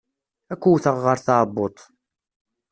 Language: Kabyle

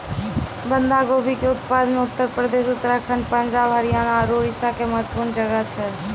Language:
Maithili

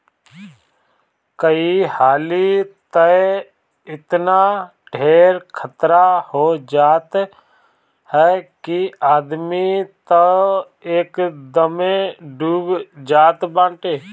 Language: Bhojpuri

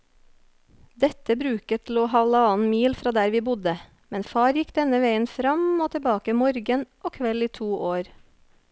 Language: Norwegian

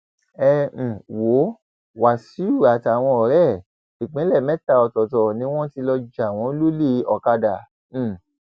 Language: Yoruba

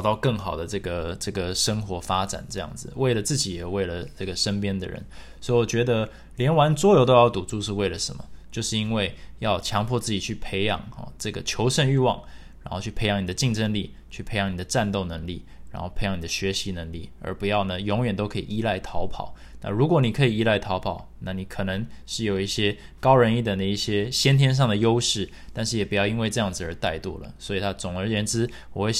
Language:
Chinese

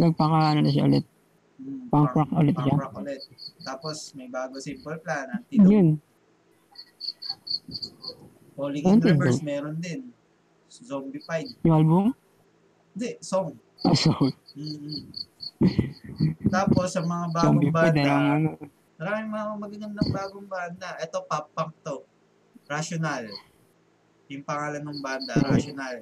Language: Filipino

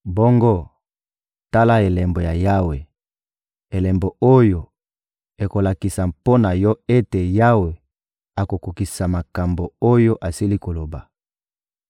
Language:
Lingala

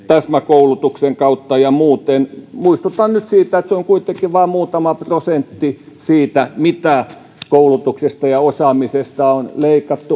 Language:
Finnish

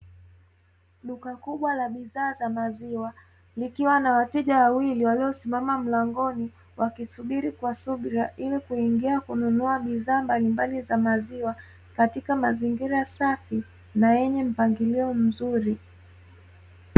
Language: Swahili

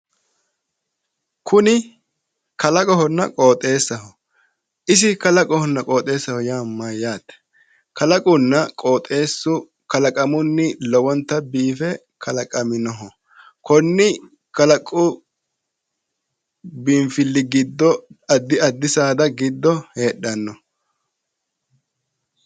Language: Sidamo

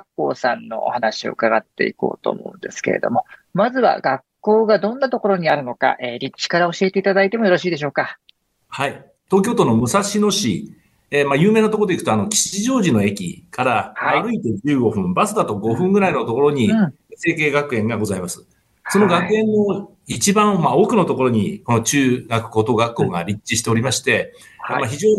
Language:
Japanese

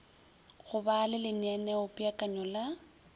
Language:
Northern Sotho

